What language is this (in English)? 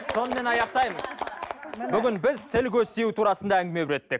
Kazakh